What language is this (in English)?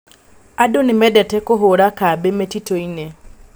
Kikuyu